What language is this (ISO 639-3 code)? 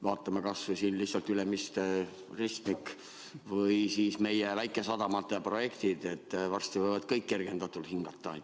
est